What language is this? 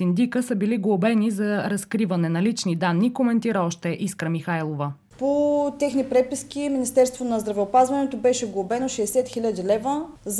Bulgarian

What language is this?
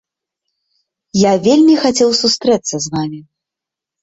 Belarusian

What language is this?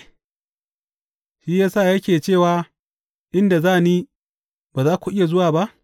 Hausa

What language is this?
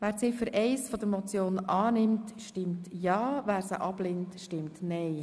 Swiss German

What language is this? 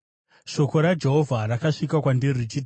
Shona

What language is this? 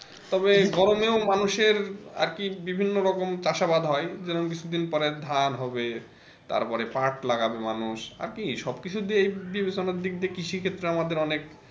Bangla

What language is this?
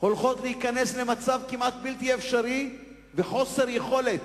Hebrew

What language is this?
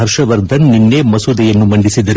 Kannada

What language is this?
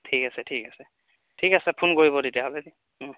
Assamese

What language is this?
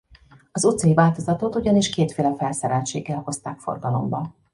Hungarian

